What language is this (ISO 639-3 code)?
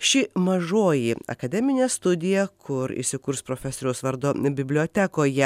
lit